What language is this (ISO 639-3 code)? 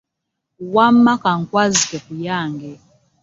lug